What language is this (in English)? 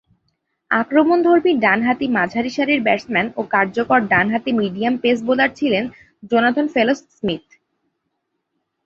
Bangla